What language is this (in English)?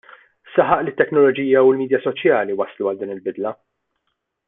Maltese